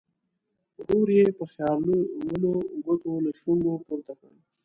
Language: Pashto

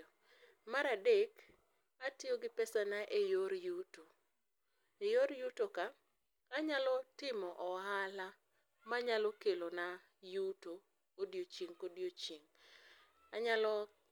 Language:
Luo (Kenya and Tanzania)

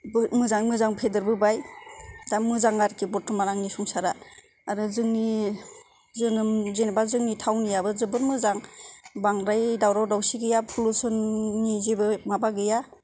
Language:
Bodo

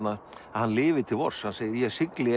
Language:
Icelandic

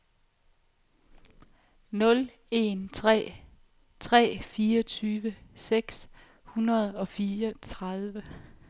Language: Danish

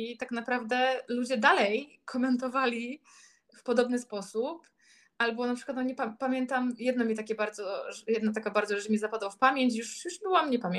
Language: Polish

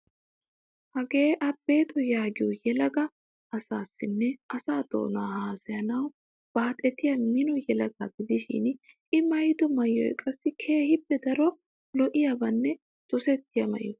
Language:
Wolaytta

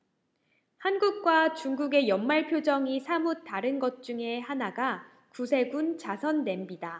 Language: Korean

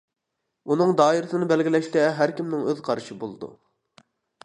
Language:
Uyghur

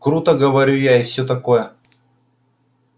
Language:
Russian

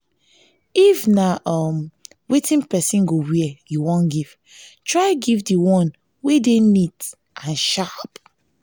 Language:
Nigerian Pidgin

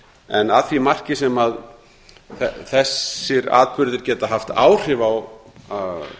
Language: Icelandic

